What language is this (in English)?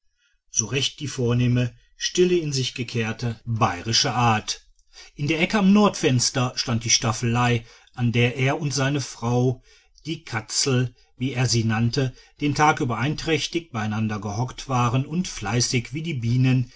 German